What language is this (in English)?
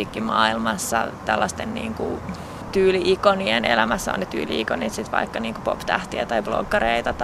Finnish